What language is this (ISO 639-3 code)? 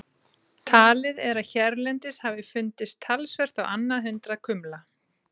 isl